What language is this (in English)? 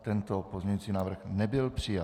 Czech